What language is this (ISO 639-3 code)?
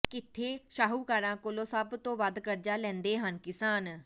pan